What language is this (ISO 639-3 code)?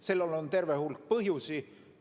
est